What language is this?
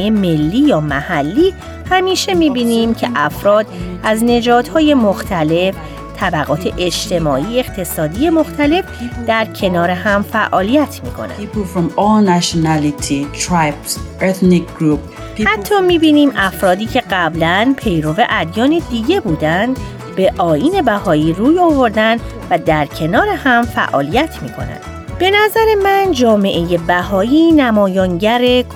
Persian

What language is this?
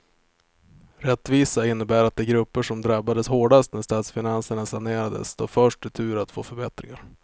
Swedish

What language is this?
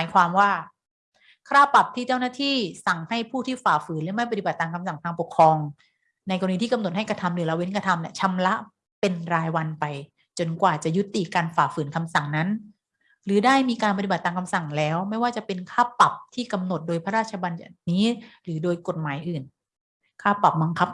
Thai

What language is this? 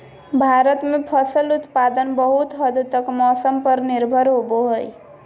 Magahi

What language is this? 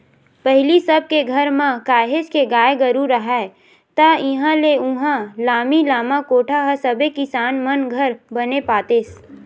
Chhattisgarhi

